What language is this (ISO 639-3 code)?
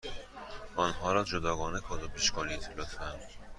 fas